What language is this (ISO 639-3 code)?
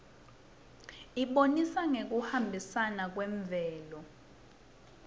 ssw